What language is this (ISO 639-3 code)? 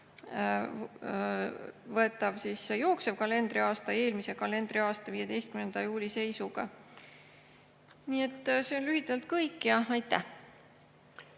est